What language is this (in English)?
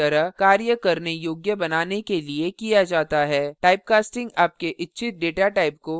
Hindi